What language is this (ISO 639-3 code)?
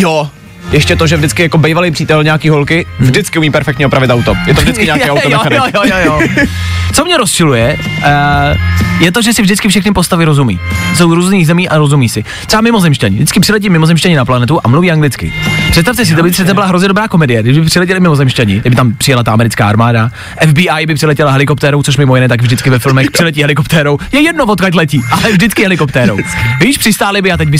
ces